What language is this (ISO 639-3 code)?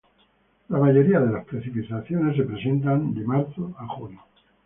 spa